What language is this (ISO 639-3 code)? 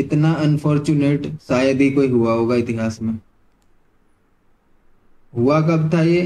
hin